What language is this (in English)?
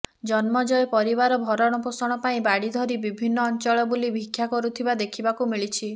Odia